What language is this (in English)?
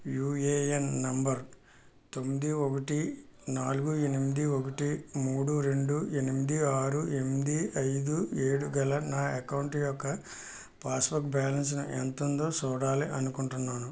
Telugu